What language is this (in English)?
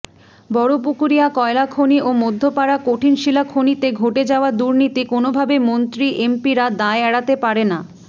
Bangla